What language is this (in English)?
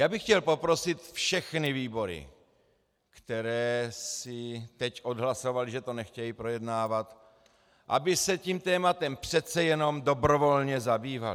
Czech